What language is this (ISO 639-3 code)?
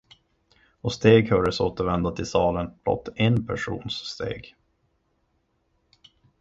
swe